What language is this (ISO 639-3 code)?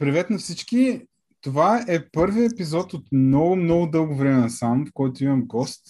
bul